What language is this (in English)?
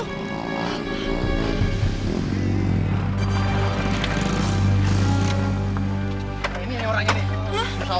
Indonesian